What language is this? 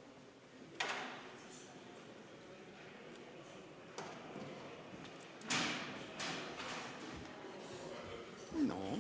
Estonian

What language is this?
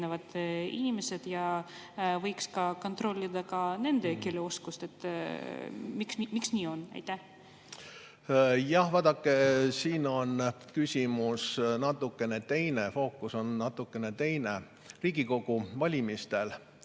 Estonian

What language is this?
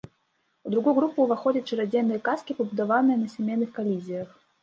Belarusian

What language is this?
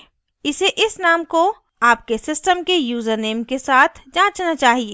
Hindi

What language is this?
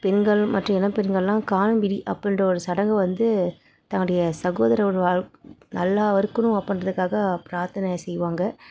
Tamil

